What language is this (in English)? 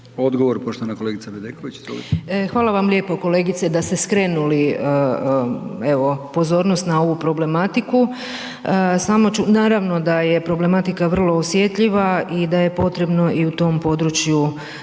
Croatian